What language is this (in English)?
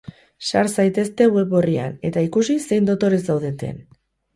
Basque